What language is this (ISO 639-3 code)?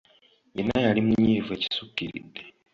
lug